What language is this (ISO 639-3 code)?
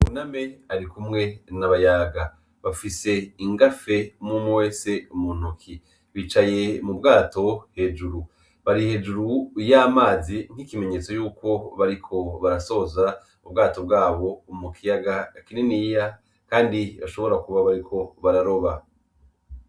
run